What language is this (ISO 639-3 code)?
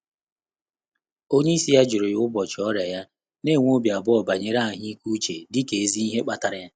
ibo